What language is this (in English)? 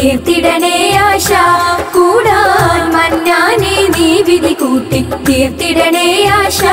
Malayalam